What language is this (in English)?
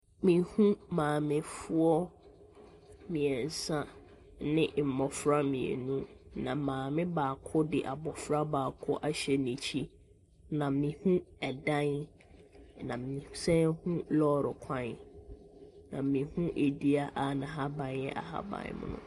Akan